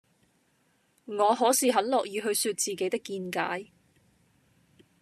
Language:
Cantonese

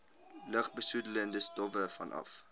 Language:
Afrikaans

